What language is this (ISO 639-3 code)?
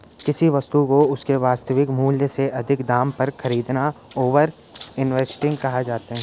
hin